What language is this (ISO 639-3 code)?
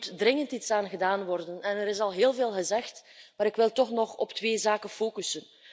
nld